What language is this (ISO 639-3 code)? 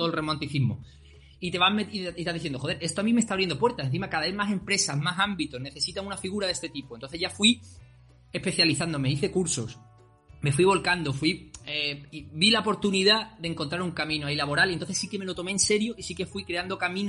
spa